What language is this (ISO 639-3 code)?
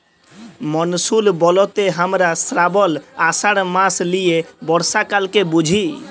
ben